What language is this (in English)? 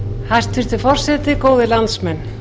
Icelandic